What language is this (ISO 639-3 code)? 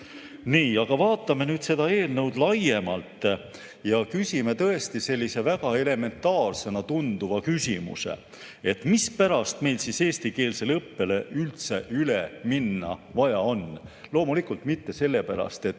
est